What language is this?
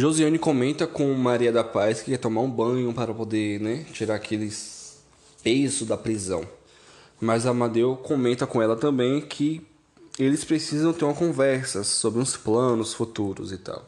Portuguese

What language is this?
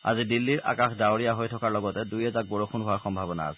Assamese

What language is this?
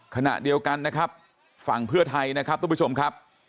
Thai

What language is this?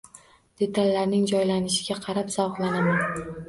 Uzbek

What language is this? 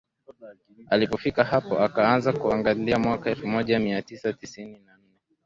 Swahili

